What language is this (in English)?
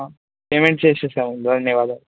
Telugu